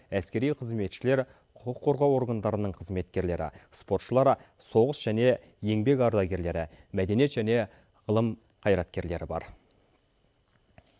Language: Kazakh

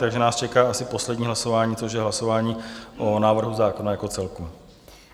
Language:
Czech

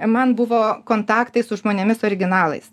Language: Lithuanian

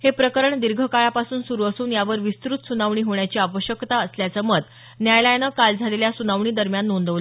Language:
Marathi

